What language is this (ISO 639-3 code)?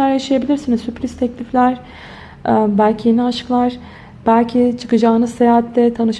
tur